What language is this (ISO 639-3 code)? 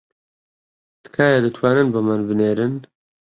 ckb